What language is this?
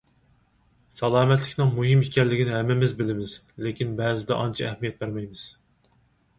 Uyghur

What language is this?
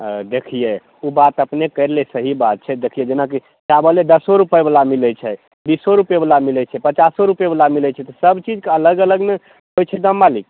Maithili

